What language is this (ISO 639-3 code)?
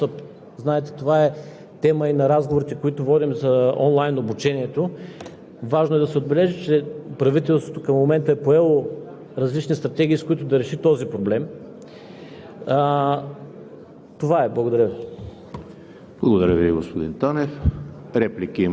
bul